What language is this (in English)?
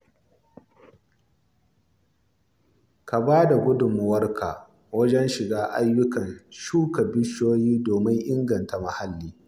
Hausa